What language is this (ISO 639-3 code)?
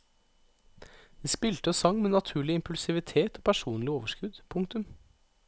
nor